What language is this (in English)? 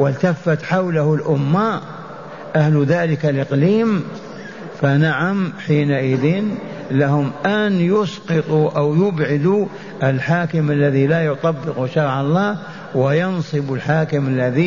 Arabic